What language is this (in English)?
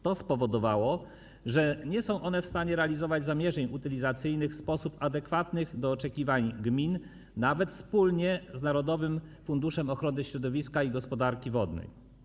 Polish